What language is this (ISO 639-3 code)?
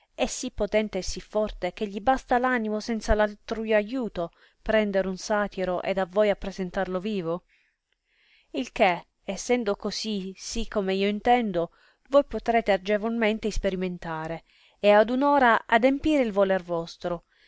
ita